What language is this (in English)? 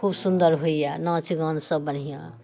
Maithili